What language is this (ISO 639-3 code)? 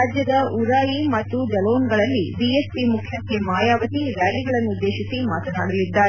kan